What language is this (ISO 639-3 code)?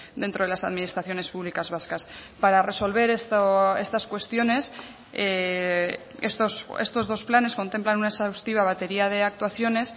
spa